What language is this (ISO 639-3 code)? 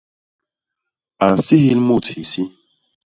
bas